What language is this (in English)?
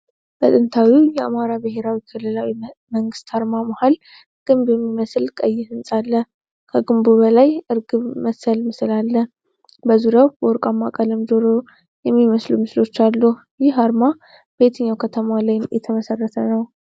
Amharic